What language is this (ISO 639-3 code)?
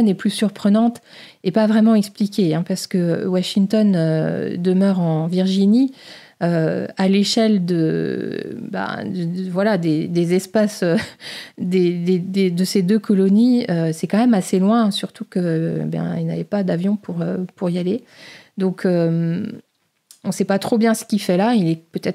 fra